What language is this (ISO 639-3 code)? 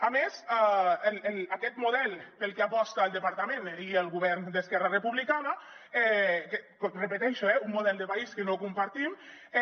cat